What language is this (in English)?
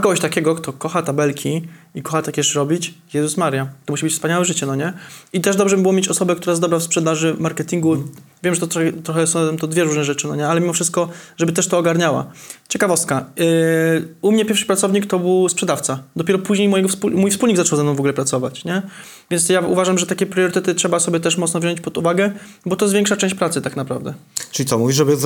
Polish